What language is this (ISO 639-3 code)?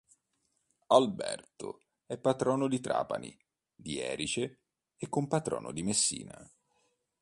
ita